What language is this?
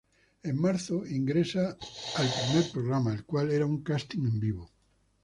Spanish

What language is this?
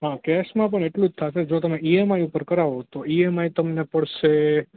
Gujarati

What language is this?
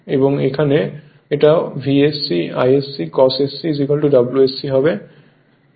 Bangla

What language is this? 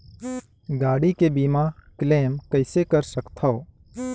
Chhattisgarhi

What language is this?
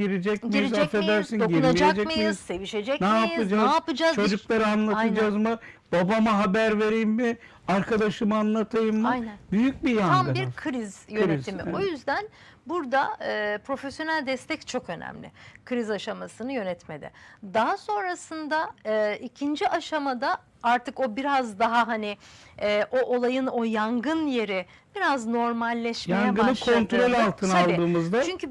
Turkish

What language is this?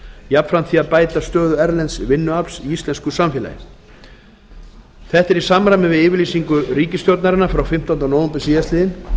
Icelandic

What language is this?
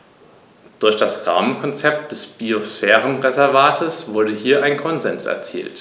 German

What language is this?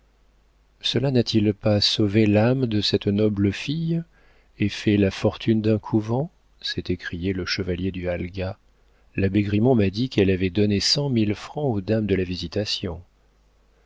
French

